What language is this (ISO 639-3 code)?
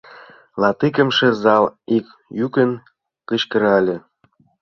chm